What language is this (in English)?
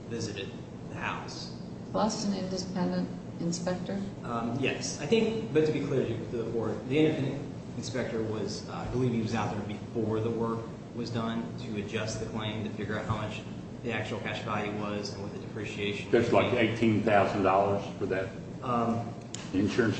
English